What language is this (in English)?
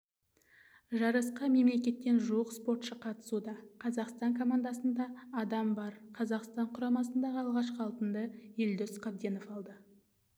Kazakh